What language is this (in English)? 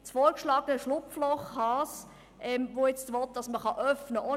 Swiss German